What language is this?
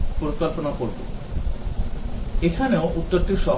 Bangla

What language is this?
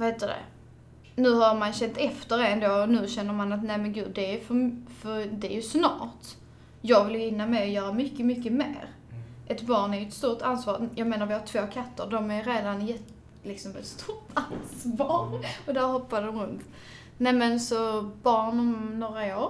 Swedish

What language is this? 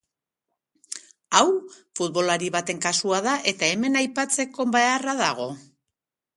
Basque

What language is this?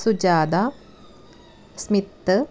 Malayalam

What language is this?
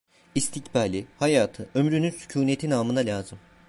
Turkish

